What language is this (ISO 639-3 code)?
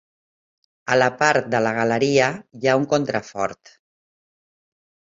cat